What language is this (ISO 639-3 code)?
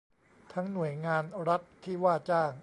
tha